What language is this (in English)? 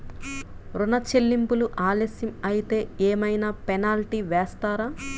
Telugu